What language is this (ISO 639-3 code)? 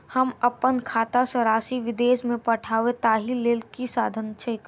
mai